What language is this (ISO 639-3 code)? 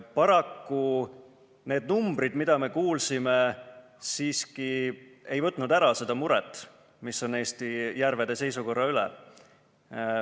est